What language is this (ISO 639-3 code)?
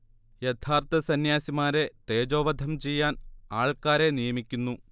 mal